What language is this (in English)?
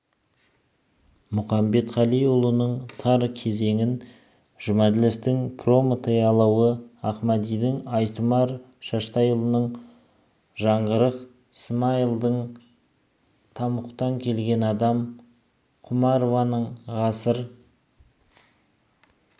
Kazakh